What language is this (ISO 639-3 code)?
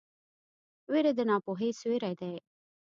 pus